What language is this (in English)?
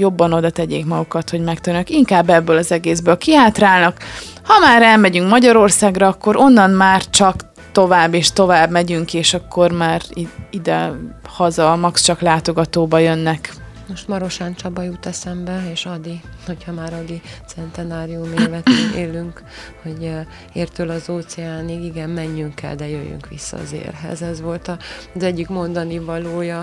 Hungarian